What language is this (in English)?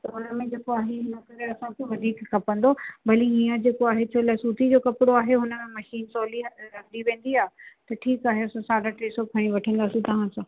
Sindhi